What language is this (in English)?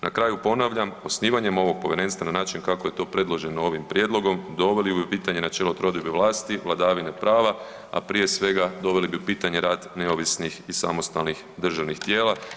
Croatian